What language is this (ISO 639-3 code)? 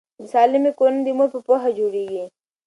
pus